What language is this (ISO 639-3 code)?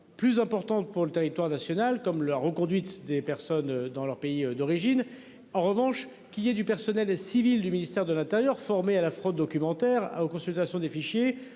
fra